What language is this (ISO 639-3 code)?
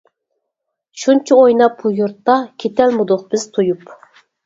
uig